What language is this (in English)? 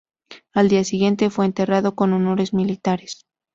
Spanish